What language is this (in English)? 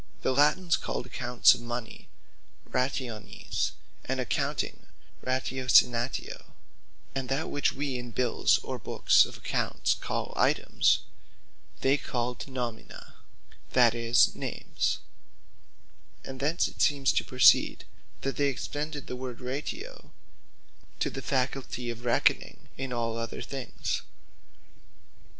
English